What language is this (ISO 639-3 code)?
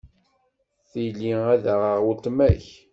kab